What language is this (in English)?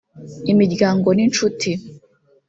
Kinyarwanda